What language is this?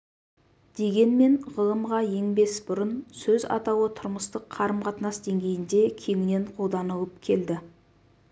Kazakh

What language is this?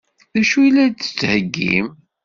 Kabyle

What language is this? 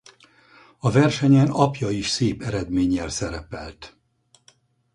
Hungarian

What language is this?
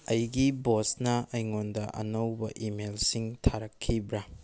Manipuri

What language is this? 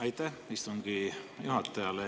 Estonian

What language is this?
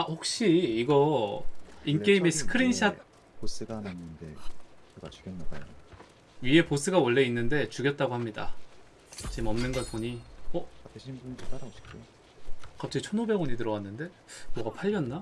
Korean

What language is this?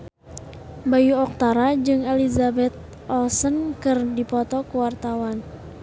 Sundanese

